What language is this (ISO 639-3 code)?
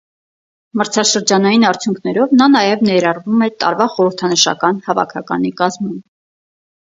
hye